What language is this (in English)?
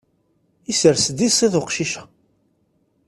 Kabyle